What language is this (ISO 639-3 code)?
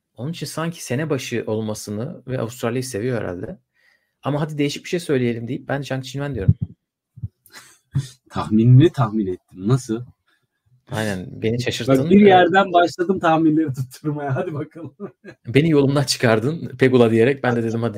tur